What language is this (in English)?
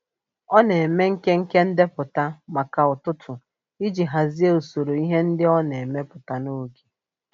Igbo